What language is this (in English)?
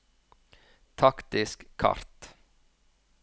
Norwegian